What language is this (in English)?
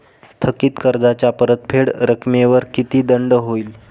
Marathi